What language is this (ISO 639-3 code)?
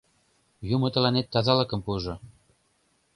chm